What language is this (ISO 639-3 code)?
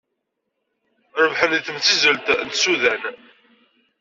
kab